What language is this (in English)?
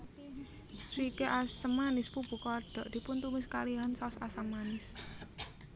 Javanese